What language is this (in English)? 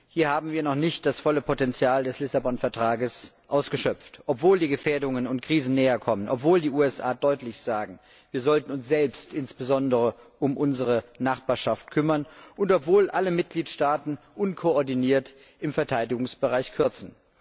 German